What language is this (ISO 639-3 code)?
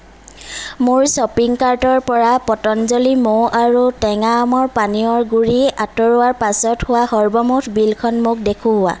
asm